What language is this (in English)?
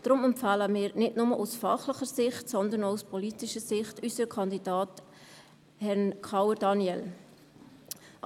Swiss German